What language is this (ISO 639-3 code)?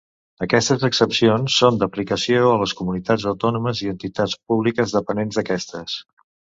cat